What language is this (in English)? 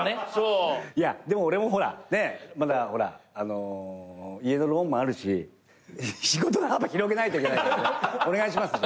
Japanese